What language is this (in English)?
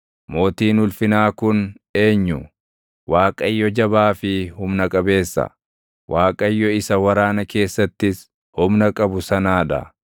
Oromo